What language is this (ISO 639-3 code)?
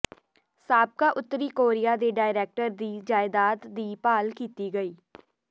pan